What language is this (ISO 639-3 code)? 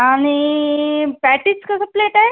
mar